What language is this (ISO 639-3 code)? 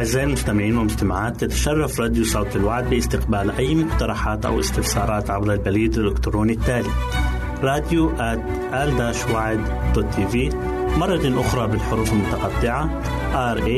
ara